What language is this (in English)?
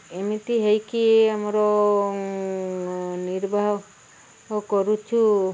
Odia